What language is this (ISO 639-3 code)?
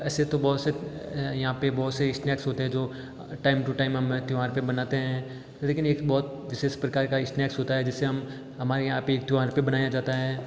hin